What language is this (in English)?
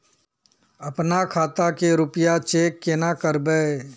Magahi